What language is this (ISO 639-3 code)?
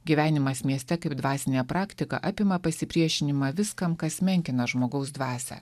lit